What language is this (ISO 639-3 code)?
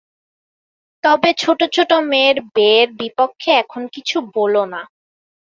ben